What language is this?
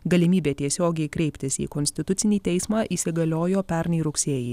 Lithuanian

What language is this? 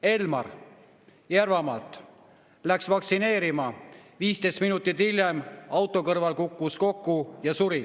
Estonian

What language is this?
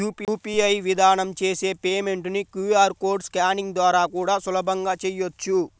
Telugu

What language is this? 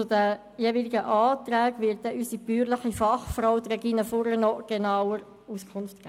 Swiss German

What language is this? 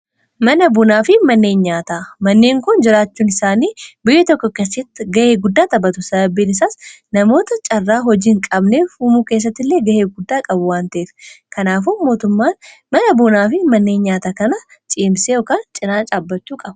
Oromo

